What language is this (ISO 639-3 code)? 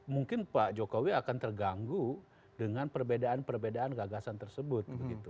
ind